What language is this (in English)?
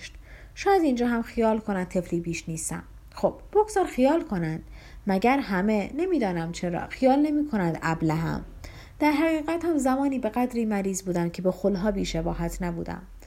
Persian